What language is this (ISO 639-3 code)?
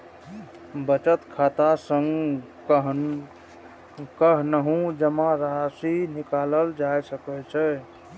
mai